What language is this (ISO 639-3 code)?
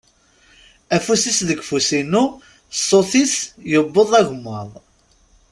kab